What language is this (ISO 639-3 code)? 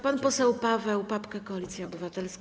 pol